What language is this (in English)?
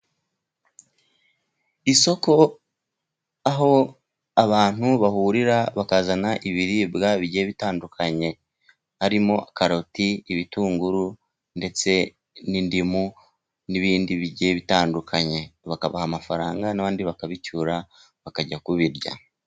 Kinyarwanda